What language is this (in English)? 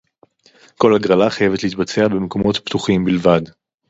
Hebrew